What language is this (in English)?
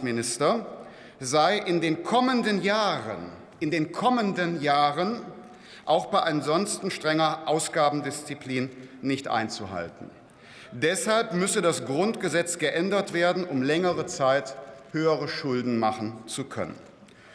German